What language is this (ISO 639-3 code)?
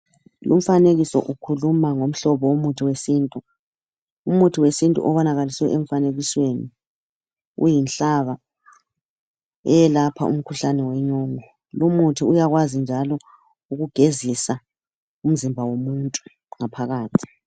nde